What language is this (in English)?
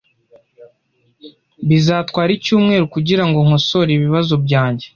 Kinyarwanda